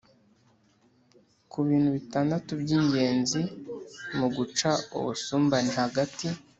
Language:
Kinyarwanda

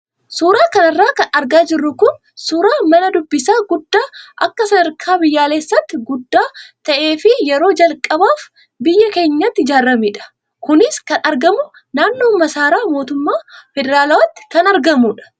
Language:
Oromo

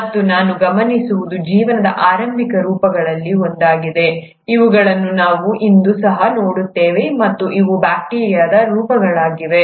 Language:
Kannada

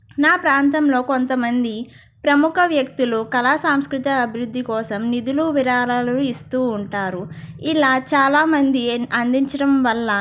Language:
Telugu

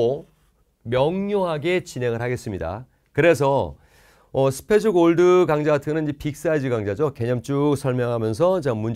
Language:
Korean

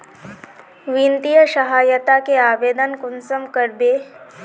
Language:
Magahi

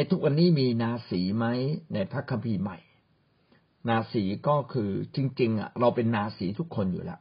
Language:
Thai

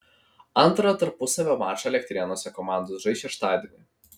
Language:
Lithuanian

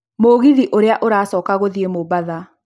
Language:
Kikuyu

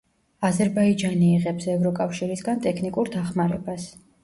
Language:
Georgian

